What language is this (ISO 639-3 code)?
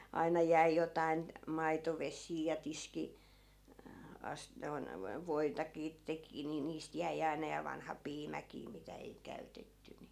fin